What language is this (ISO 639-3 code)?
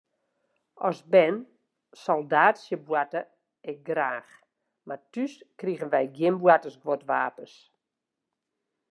fry